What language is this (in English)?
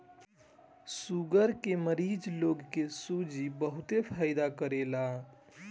Bhojpuri